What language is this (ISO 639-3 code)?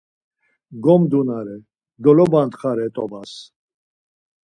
lzz